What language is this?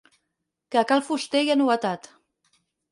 Catalan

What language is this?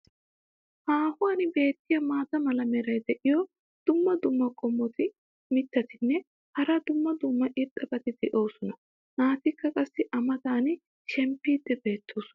Wolaytta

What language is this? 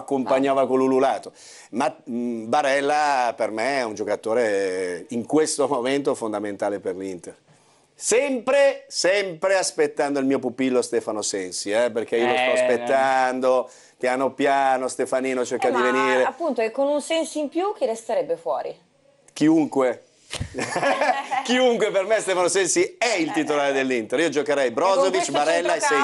Italian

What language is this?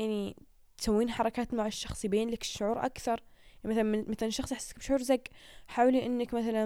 Arabic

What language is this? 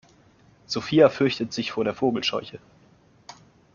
German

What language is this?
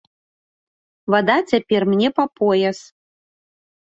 Belarusian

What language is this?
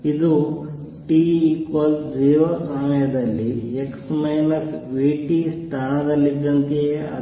Kannada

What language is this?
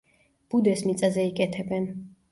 Georgian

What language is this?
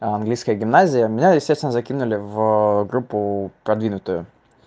Russian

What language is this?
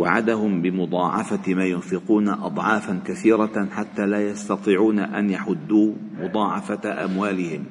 Arabic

